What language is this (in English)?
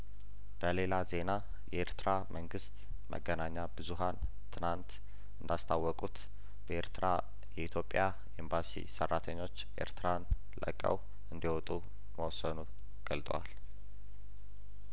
Amharic